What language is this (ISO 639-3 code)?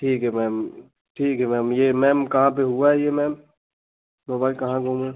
hin